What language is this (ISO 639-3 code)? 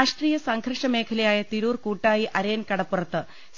mal